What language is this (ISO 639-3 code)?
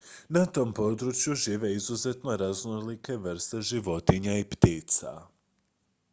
hrv